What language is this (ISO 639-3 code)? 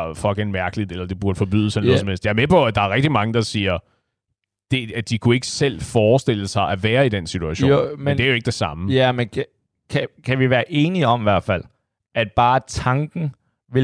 dan